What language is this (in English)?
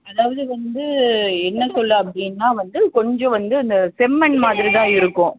Tamil